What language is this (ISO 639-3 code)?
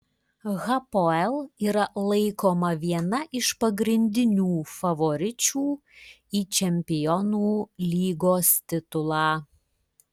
lit